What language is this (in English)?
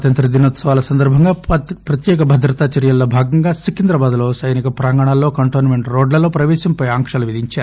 Telugu